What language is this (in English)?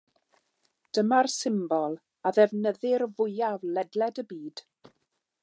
Welsh